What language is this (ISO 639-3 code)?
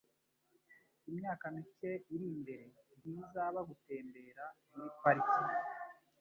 kin